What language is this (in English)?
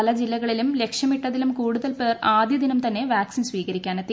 Malayalam